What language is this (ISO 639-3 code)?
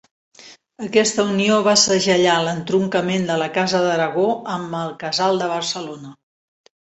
cat